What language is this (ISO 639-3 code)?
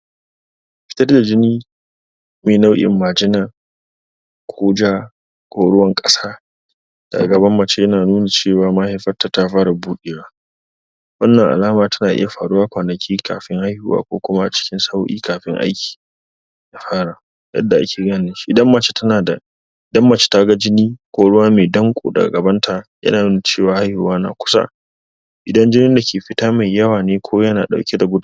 hau